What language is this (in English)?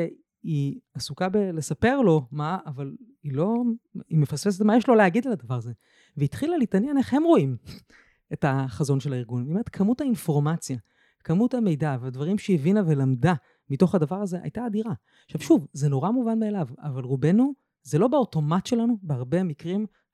Hebrew